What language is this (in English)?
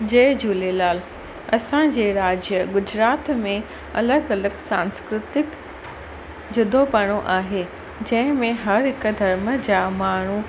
Sindhi